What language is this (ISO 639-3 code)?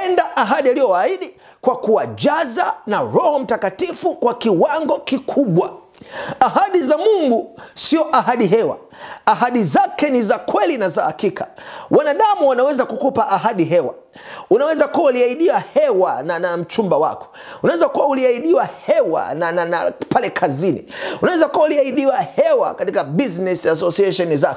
swa